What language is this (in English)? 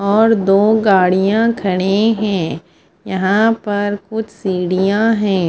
Hindi